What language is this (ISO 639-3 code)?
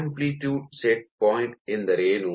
kan